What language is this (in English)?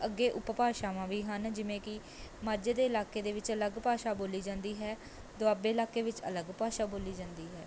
Punjabi